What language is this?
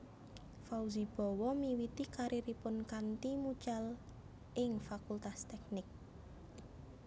Javanese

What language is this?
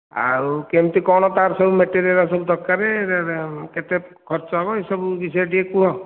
Odia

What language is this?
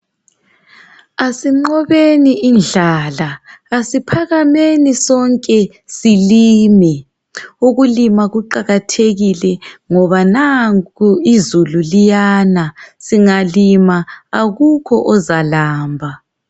North Ndebele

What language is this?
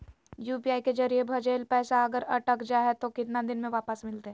Magahi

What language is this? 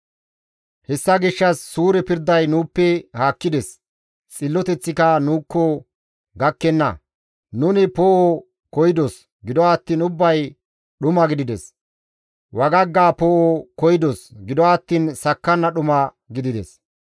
Gamo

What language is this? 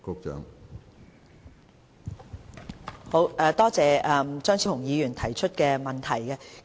Cantonese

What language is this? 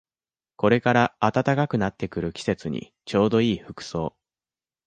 Japanese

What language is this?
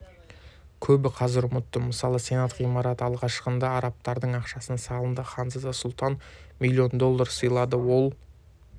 Kazakh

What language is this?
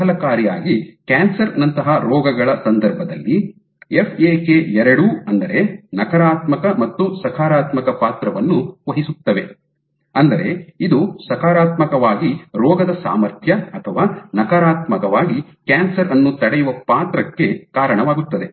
Kannada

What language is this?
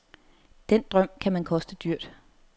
Danish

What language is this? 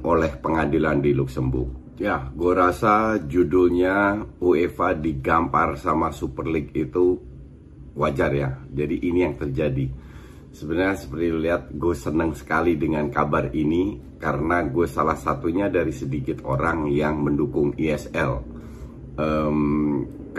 Indonesian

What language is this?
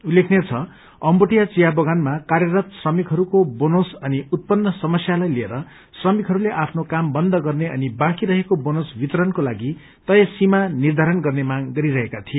Nepali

